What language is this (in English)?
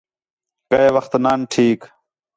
Khetrani